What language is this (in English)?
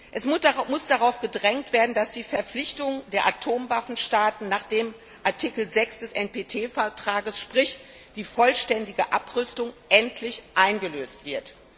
German